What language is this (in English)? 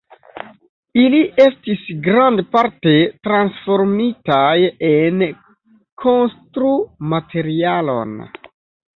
Esperanto